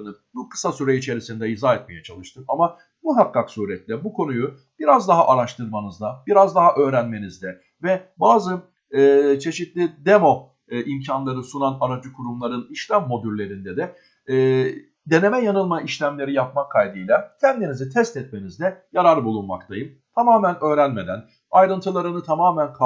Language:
Turkish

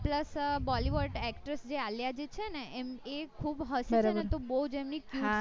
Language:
Gujarati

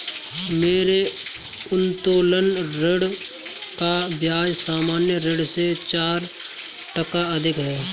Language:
Hindi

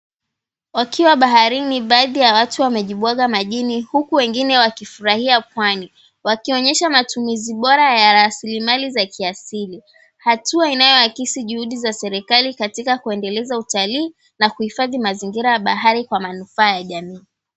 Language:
Swahili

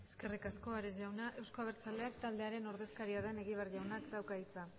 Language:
Basque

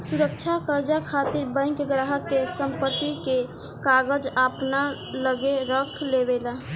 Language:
Bhojpuri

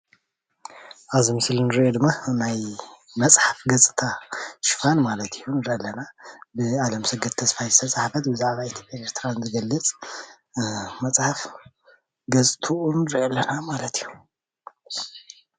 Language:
Tigrinya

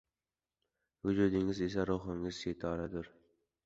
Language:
Uzbek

